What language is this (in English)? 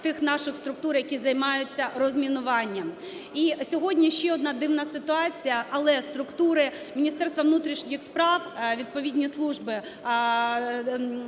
Ukrainian